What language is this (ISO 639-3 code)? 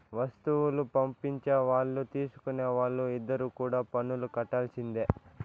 tel